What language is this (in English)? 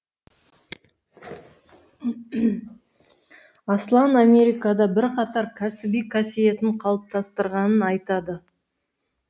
Kazakh